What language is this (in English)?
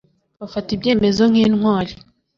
Kinyarwanda